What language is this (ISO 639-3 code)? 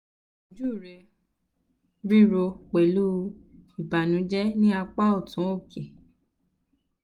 yor